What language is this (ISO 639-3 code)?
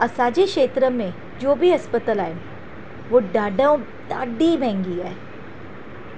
snd